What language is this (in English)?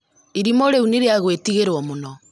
Kikuyu